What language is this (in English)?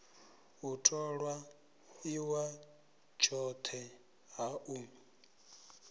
Venda